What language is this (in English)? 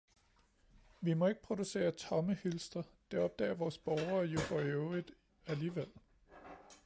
Danish